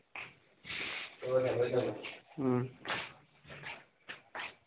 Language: Manipuri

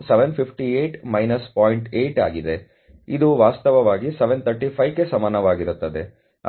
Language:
Kannada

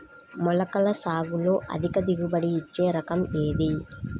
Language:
Telugu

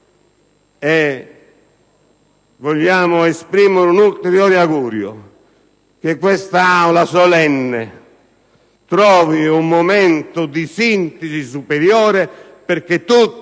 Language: Italian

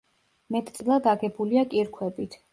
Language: Georgian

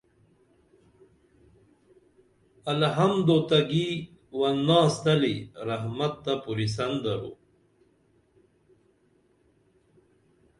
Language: Dameli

